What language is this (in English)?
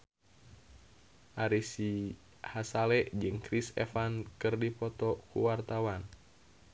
Sundanese